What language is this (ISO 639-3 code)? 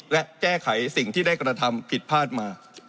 tha